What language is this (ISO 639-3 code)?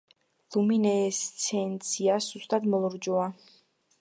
kat